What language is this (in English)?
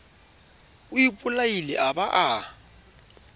Southern Sotho